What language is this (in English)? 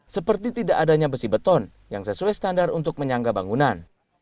Indonesian